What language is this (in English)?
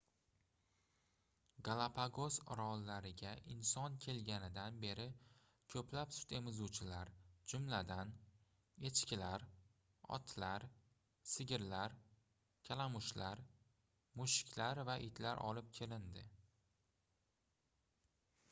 Uzbek